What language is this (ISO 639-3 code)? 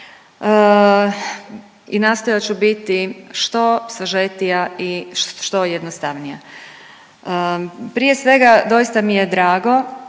hrv